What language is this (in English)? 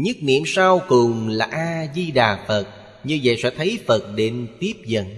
Vietnamese